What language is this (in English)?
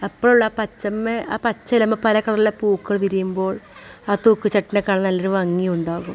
Malayalam